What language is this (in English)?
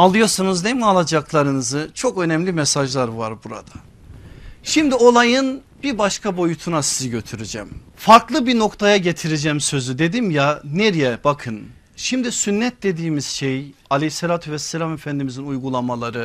Turkish